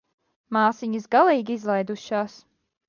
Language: Latvian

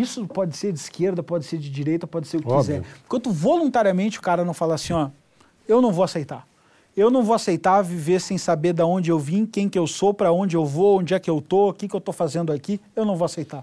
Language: Portuguese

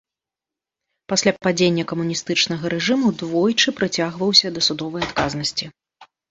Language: Belarusian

